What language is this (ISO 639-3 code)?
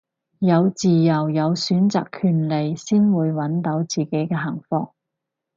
yue